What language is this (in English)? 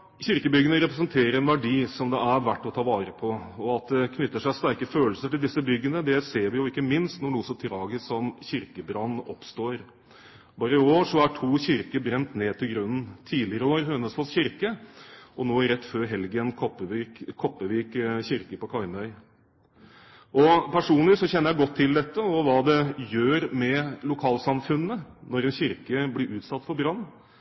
Norwegian Bokmål